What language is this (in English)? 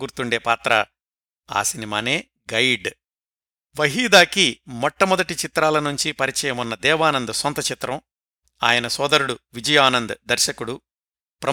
Telugu